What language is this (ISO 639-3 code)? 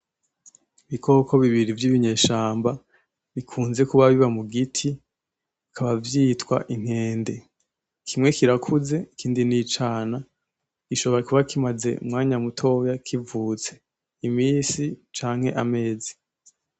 run